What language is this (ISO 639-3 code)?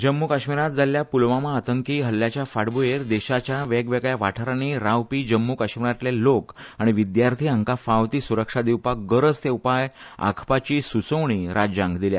kok